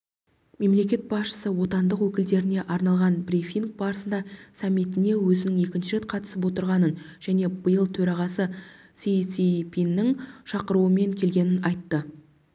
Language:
Kazakh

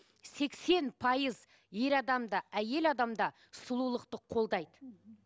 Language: Kazakh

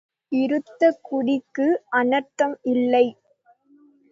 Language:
Tamil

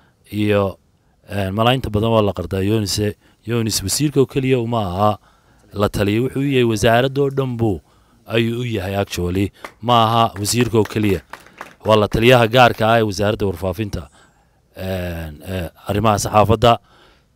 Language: Arabic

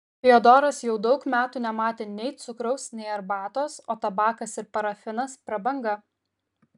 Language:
Lithuanian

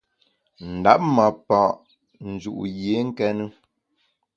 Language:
Bamun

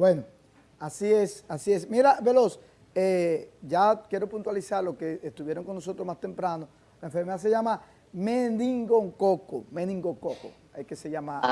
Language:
Spanish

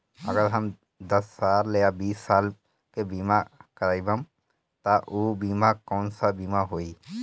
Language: Bhojpuri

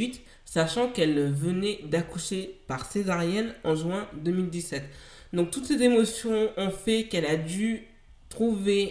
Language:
French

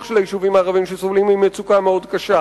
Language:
Hebrew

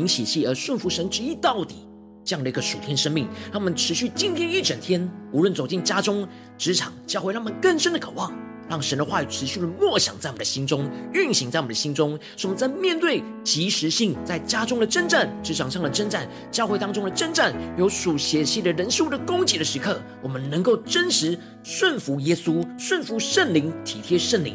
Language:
Chinese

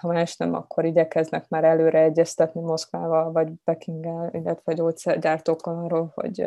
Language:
Hungarian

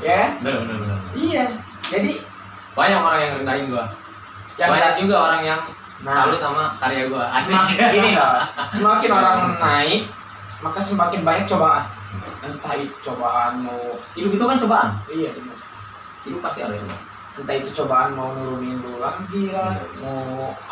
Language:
Indonesian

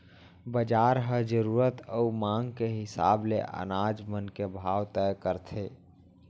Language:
Chhattisgarhi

